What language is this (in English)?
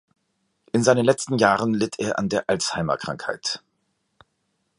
German